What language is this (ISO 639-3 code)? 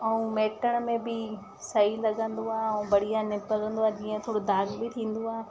snd